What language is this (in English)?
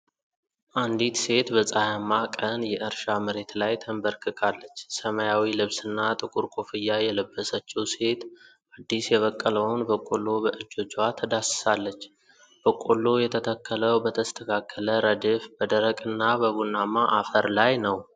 Amharic